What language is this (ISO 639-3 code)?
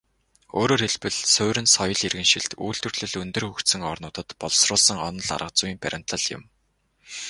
mon